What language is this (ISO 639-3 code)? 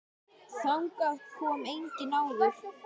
isl